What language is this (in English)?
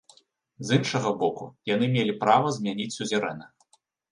Belarusian